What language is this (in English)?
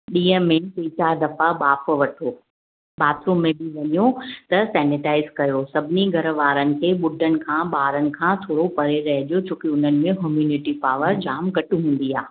Sindhi